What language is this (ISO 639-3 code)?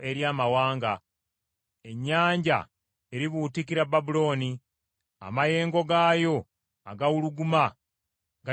lug